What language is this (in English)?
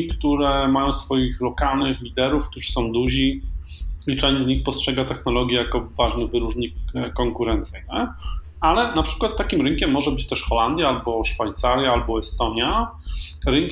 Polish